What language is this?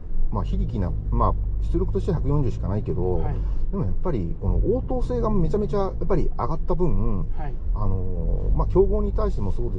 Japanese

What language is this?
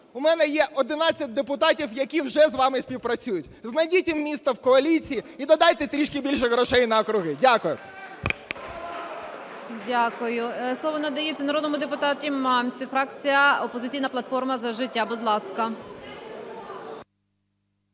Ukrainian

